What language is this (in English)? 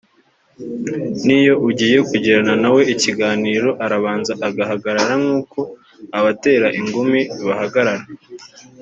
Kinyarwanda